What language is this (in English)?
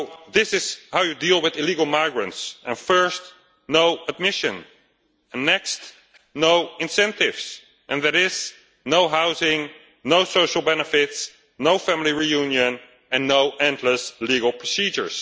English